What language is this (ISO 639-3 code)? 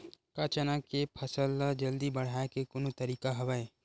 hne